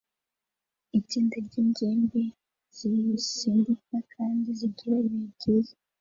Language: Kinyarwanda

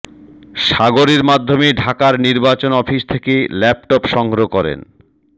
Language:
Bangla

